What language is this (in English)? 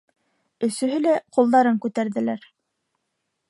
Bashkir